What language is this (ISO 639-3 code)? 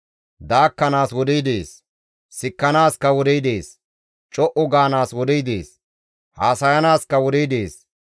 gmv